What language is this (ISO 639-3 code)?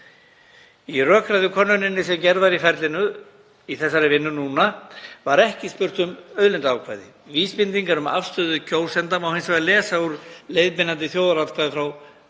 isl